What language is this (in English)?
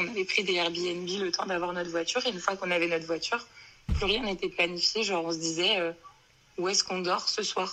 French